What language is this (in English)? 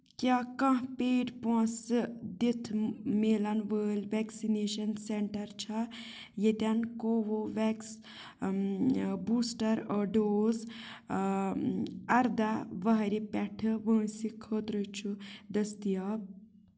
Kashmiri